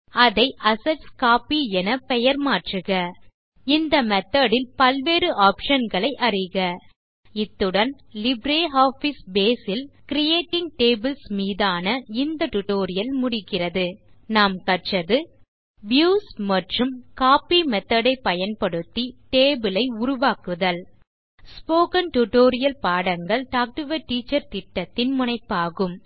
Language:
Tamil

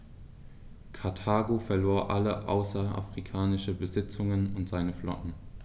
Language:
German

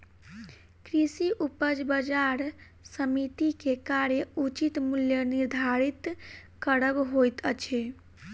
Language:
Maithili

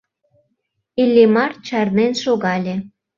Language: Mari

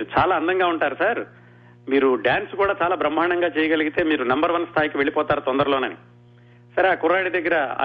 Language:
Telugu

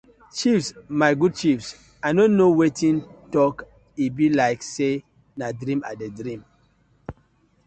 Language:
Nigerian Pidgin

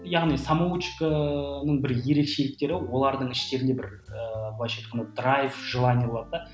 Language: Kazakh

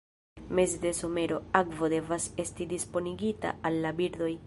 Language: Esperanto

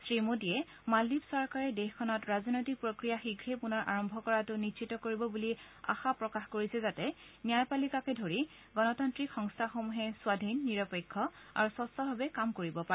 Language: Assamese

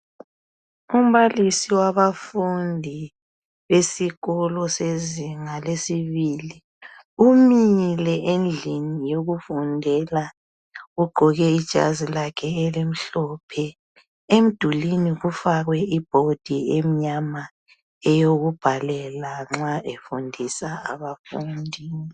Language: North Ndebele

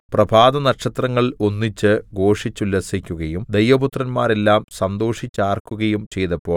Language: Malayalam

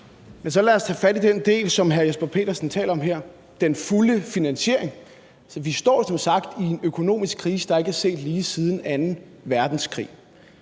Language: Danish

